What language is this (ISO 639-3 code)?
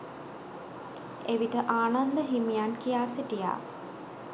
sin